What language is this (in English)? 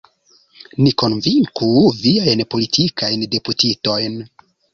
Esperanto